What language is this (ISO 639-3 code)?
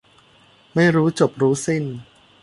tha